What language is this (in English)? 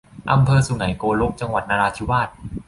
Thai